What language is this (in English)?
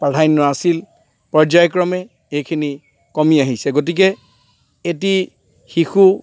Assamese